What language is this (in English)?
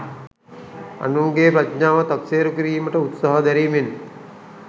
Sinhala